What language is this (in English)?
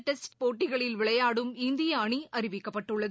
Tamil